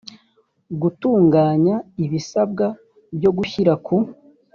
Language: Kinyarwanda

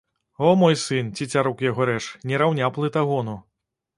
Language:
Belarusian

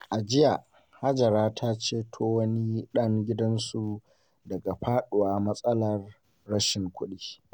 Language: Hausa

